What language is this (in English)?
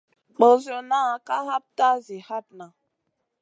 Masana